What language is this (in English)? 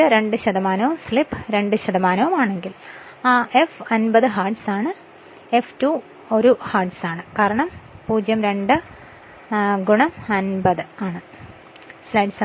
Malayalam